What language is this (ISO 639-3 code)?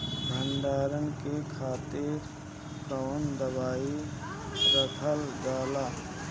bho